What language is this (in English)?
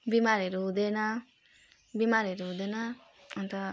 Nepali